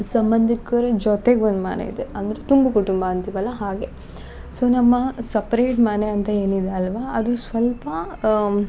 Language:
Kannada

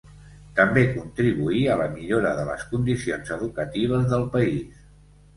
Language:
Catalan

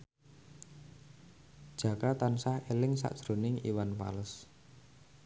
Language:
Javanese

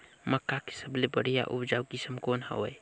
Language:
Chhattisgarhi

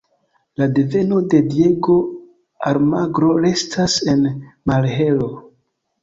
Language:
Esperanto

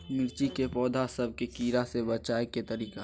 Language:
Magahi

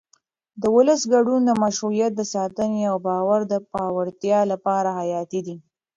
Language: Pashto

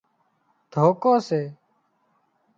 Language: Wadiyara Koli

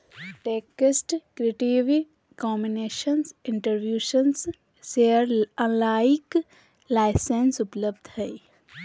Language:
Magahi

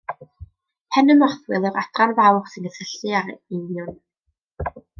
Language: Welsh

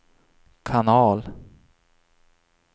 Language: Swedish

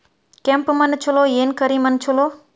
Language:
Kannada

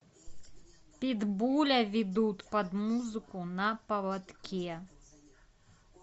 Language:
Russian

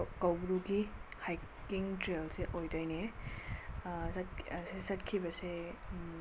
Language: Manipuri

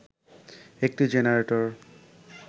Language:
Bangla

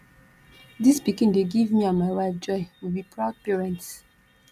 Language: Nigerian Pidgin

